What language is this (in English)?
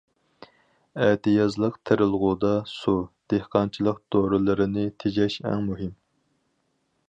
Uyghur